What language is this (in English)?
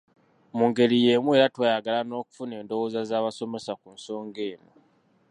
Ganda